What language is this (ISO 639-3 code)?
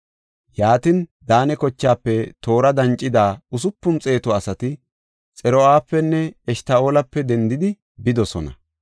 gof